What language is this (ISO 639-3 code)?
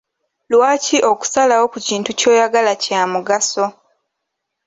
lug